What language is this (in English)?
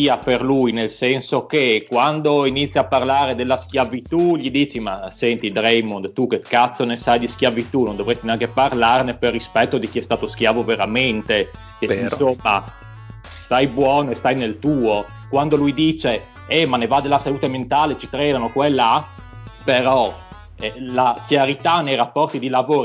Italian